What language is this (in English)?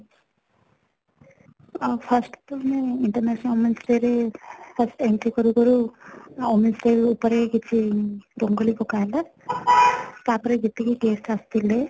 Odia